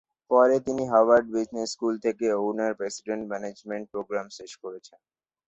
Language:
Bangla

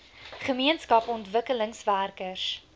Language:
Afrikaans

